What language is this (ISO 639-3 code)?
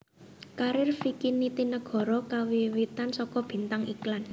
jav